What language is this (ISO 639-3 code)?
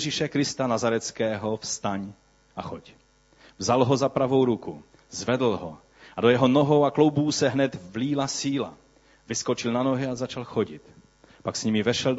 ces